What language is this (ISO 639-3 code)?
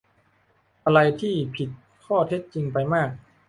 tha